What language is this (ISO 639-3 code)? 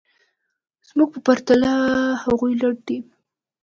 pus